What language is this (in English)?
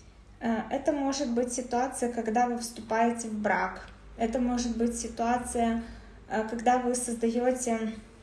Russian